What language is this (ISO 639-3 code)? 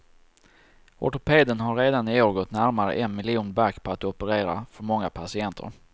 swe